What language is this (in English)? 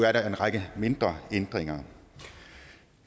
Danish